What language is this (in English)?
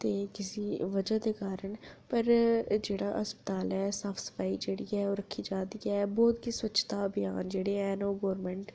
Dogri